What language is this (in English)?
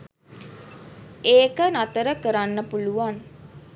Sinhala